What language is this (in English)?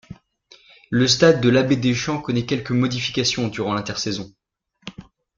French